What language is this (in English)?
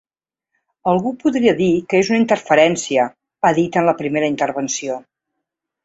Catalan